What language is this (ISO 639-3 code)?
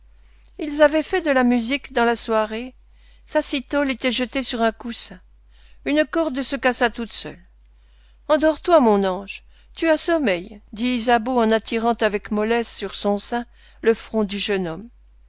fra